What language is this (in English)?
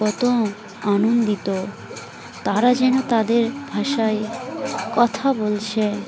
Bangla